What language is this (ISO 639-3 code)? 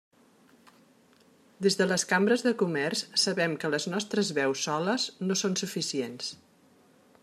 cat